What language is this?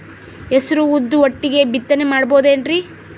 Kannada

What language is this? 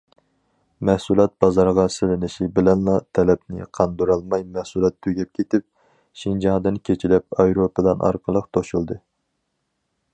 Uyghur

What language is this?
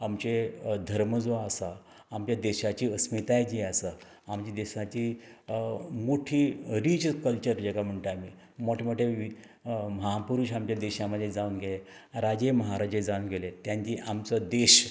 Konkani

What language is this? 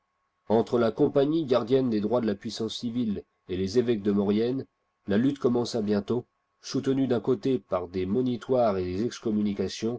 French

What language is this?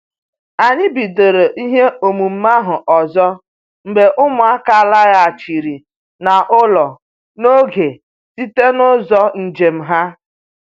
Igbo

